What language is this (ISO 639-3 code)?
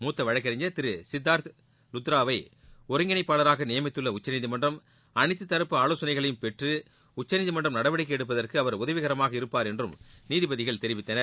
tam